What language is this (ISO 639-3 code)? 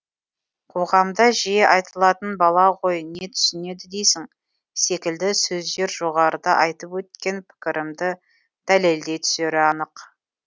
kaz